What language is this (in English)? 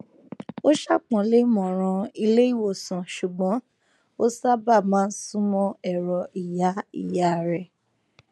Yoruba